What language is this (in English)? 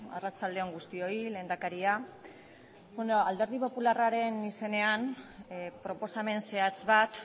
Basque